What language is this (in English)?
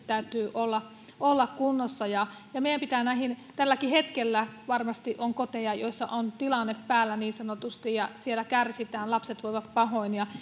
Finnish